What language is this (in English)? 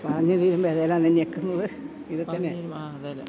Malayalam